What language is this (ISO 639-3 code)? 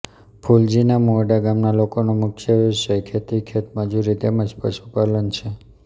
guj